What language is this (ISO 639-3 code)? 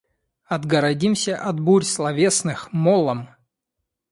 rus